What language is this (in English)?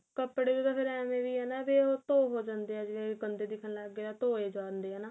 Punjabi